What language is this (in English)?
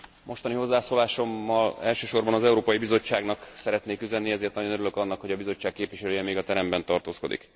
Hungarian